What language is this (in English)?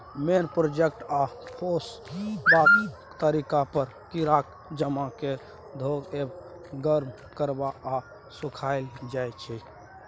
Maithili